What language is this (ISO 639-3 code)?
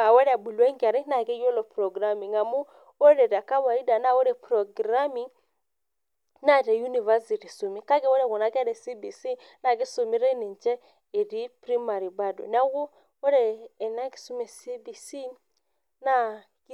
mas